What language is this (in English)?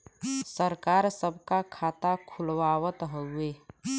Bhojpuri